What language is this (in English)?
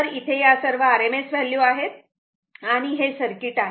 Marathi